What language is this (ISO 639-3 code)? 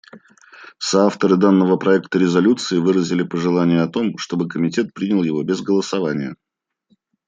rus